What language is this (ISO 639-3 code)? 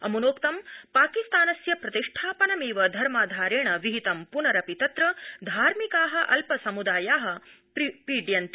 san